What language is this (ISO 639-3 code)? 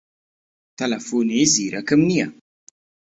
ckb